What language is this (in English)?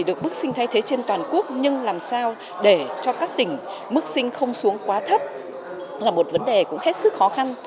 Vietnamese